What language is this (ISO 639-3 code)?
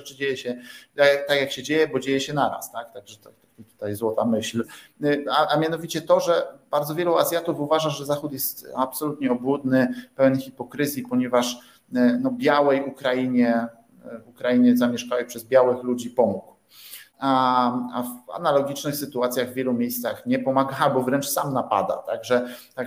pol